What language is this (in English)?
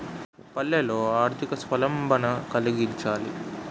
Telugu